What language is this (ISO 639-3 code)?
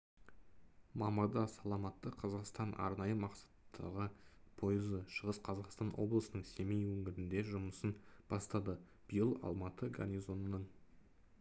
kaz